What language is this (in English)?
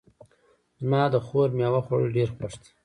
Pashto